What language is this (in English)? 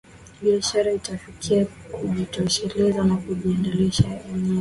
Swahili